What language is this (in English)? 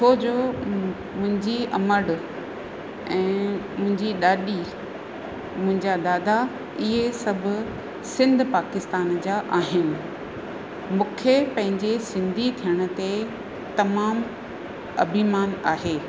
Sindhi